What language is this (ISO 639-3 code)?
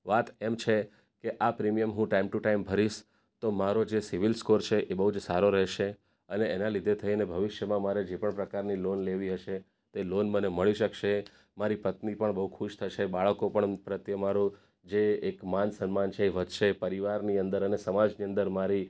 guj